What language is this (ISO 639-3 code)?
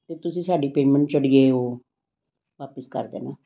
pan